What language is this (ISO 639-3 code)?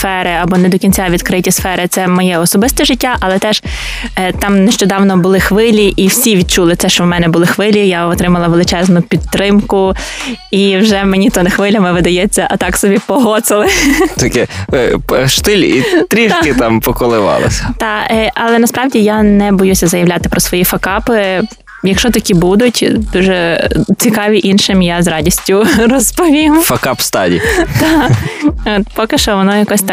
ukr